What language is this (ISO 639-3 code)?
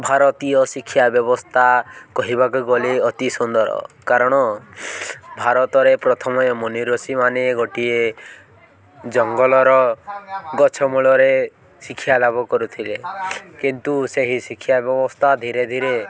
ori